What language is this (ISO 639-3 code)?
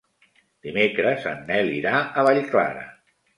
cat